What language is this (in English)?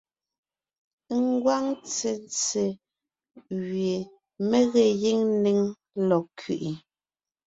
Ngiemboon